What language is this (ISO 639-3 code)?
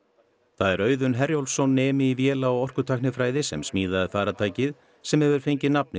isl